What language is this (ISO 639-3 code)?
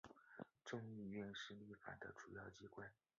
zho